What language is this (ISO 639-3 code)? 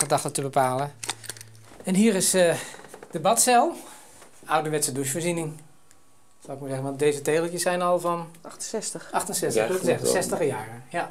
nld